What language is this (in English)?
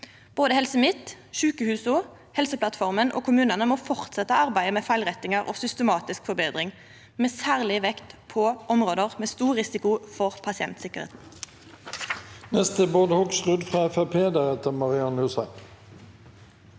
Norwegian